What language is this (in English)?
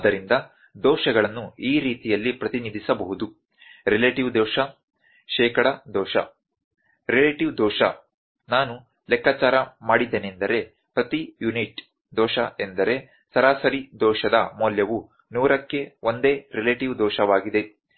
Kannada